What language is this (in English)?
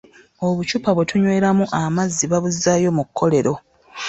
Ganda